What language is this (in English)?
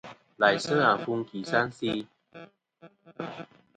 Kom